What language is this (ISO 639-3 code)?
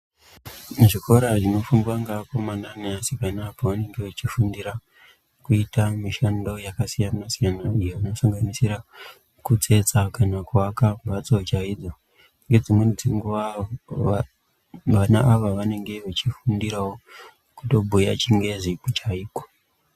ndc